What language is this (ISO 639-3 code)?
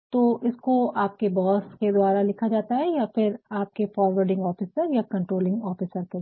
hin